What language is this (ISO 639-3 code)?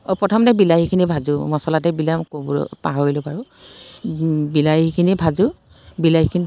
asm